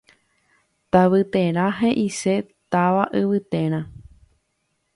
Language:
Guarani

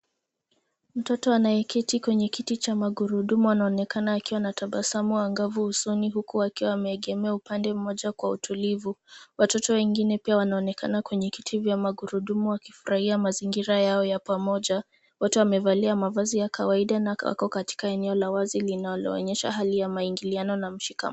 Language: Swahili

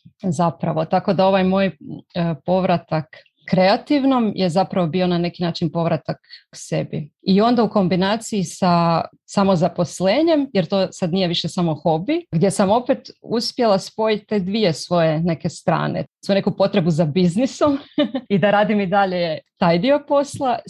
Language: Croatian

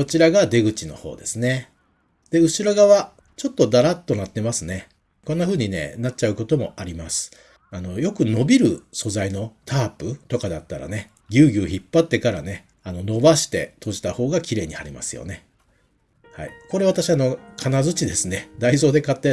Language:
Japanese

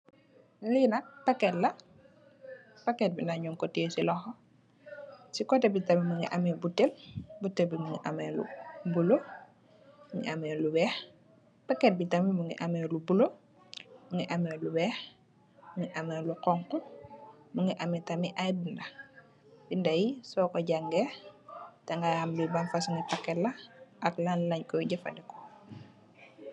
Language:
Wolof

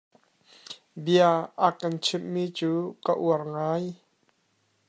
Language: Hakha Chin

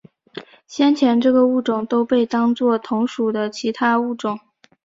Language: Chinese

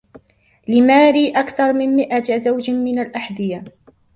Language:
Arabic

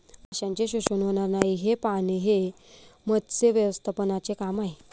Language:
Marathi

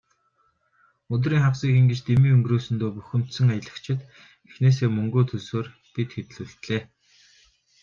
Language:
Mongolian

